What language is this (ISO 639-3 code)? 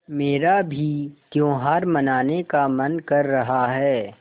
hin